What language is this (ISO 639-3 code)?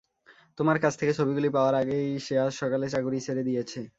ben